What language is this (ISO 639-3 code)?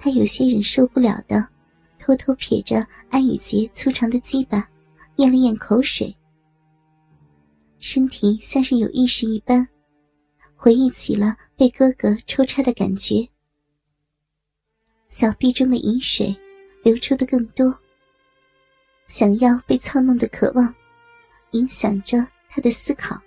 zho